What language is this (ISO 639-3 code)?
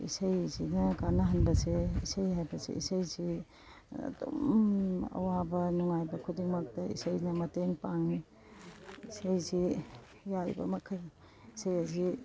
mni